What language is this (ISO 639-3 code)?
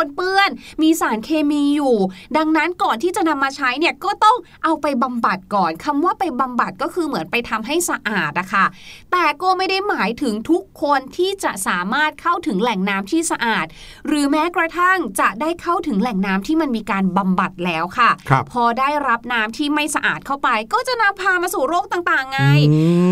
tha